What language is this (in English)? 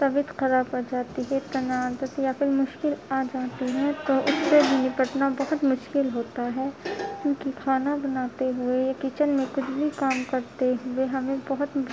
Urdu